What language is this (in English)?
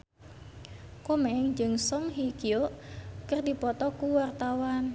Sundanese